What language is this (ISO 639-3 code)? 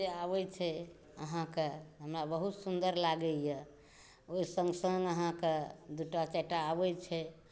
mai